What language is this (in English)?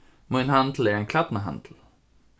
Faroese